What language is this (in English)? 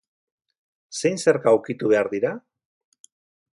Basque